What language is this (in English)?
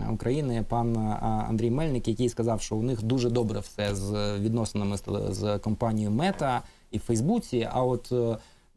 Ukrainian